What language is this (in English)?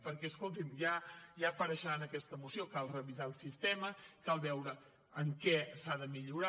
Catalan